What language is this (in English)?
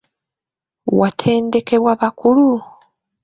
Ganda